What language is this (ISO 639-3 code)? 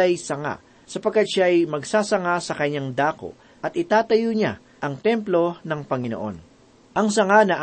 fil